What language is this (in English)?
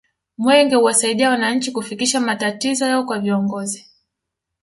Swahili